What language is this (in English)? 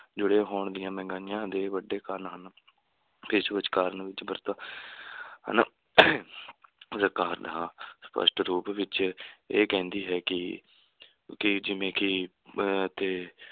Punjabi